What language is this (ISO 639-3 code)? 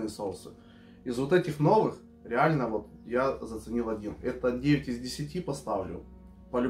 rus